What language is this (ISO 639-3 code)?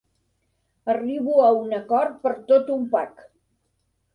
cat